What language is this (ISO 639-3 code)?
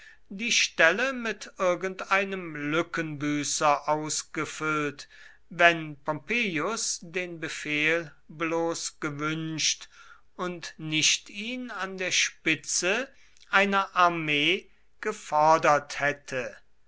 deu